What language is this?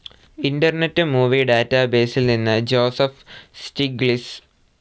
Malayalam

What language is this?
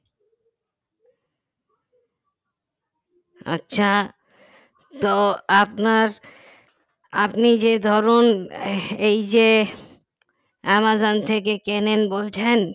Bangla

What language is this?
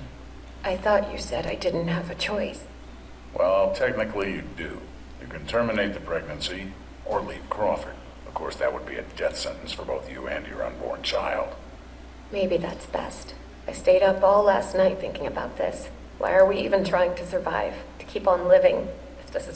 Spanish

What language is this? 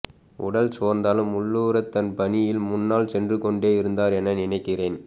Tamil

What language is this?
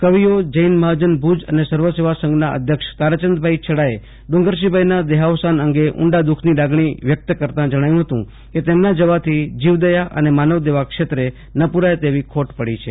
Gujarati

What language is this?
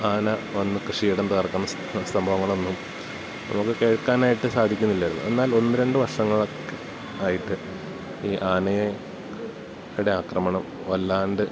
Malayalam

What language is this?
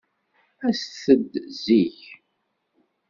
Kabyle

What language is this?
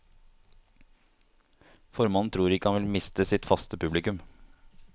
Norwegian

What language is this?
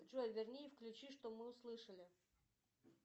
Russian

